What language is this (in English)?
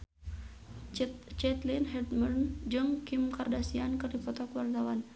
Sundanese